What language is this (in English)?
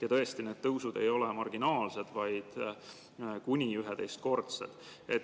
Estonian